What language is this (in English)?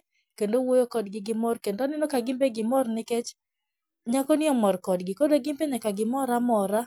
Luo (Kenya and Tanzania)